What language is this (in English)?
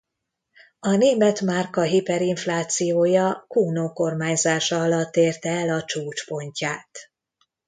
Hungarian